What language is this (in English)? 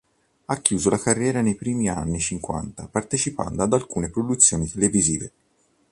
Italian